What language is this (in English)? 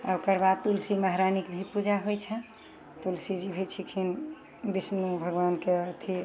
Maithili